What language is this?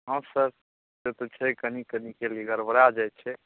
Maithili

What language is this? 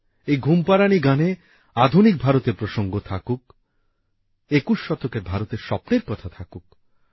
Bangla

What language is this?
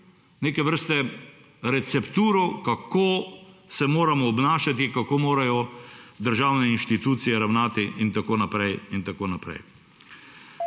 Slovenian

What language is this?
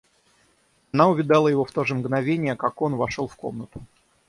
Russian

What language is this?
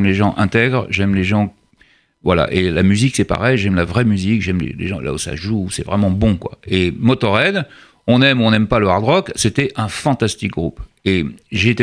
French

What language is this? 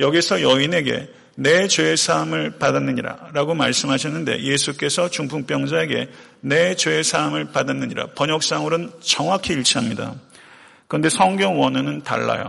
Korean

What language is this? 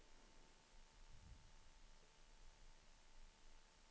Swedish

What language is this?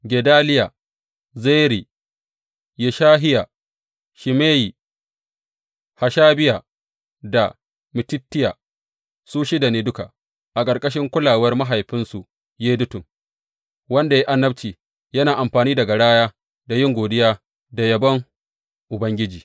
Hausa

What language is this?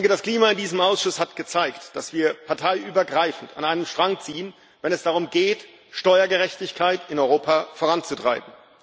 German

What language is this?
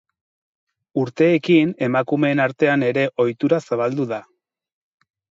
Basque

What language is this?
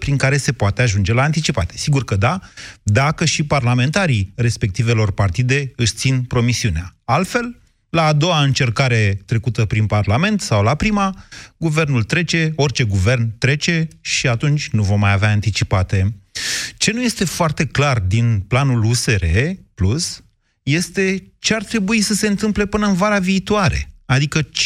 Romanian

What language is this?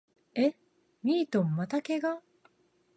Japanese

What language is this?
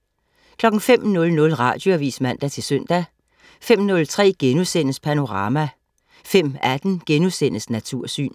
Danish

